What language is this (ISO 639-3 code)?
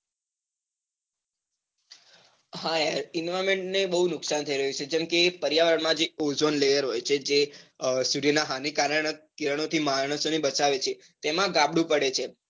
guj